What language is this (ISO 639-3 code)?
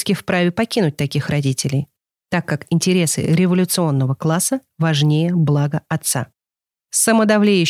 rus